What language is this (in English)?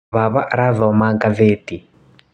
Kikuyu